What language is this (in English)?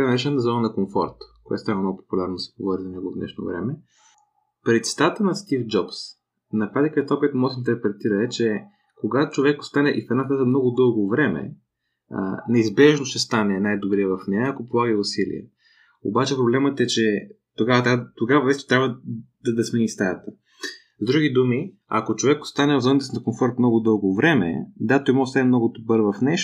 Bulgarian